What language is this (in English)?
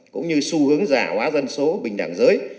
Vietnamese